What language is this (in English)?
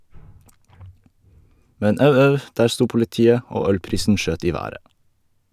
Norwegian